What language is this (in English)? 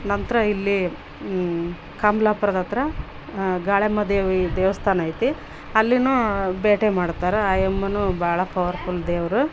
Kannada